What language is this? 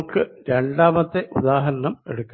Malayalam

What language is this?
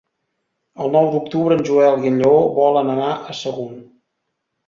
Catalan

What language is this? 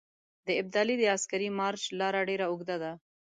Pashto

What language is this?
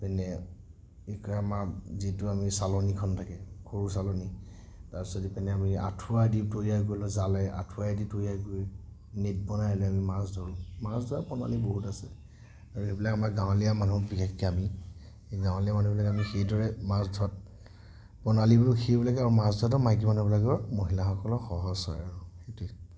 Assamese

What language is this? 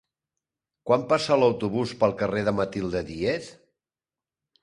Catalan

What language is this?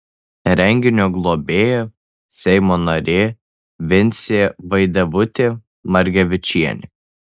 Lithuanian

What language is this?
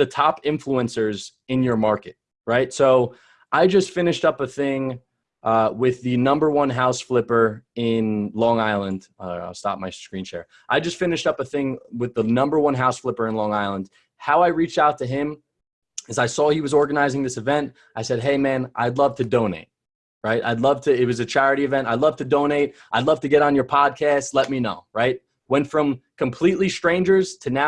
English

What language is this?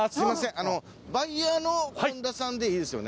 Japanese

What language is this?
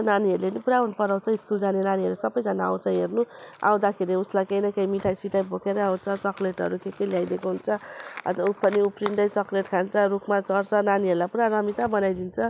Nepali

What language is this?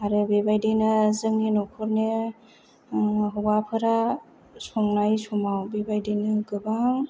Bodo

